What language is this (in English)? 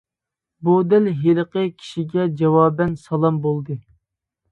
Uyghur